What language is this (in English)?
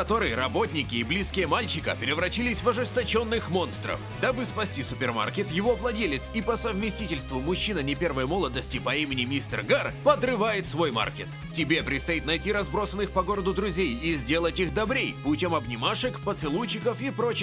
Russian